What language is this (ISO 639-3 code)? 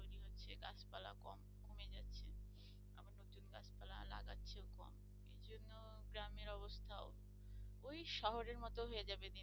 ben